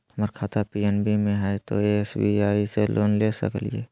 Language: Magahi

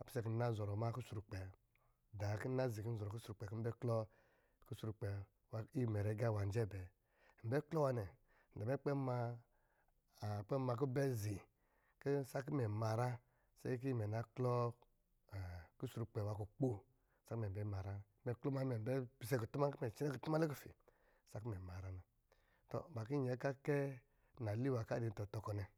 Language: Lijili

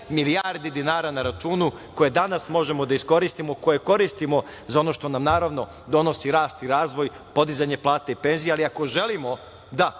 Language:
Serbian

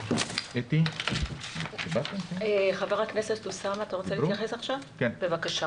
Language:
Hebrew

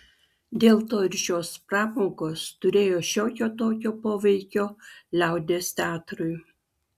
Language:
Lithuanian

